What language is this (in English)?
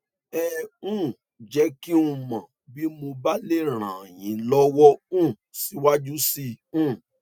Yoruba